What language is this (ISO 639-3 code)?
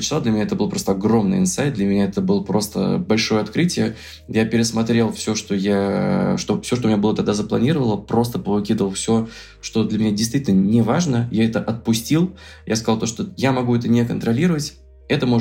rus